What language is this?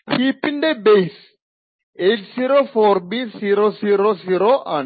Malayalam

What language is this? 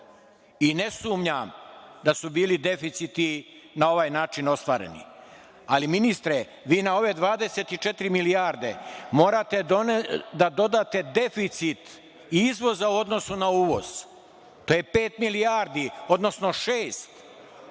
Serbian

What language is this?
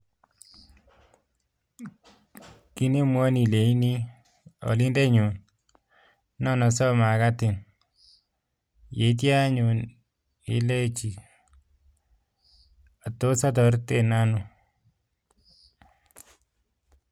Kalenjin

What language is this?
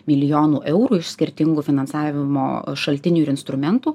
Lithuanian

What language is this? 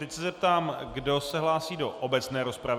Czech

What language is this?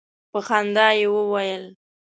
Pashto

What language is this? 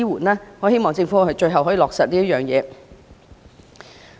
Cantonese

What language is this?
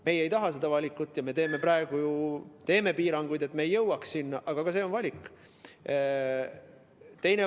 Estonian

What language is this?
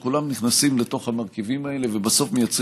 Hebrew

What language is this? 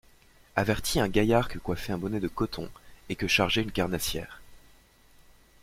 French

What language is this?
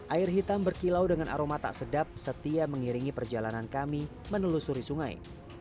Indonesian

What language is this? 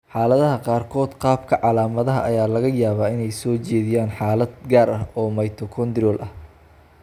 Somali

